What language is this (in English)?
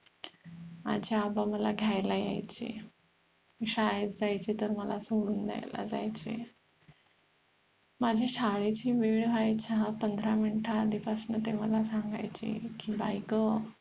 Marathi